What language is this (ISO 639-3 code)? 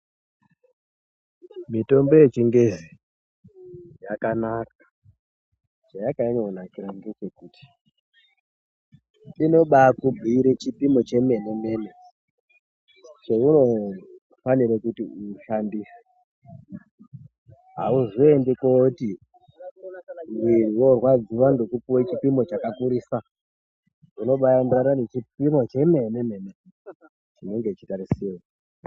ndc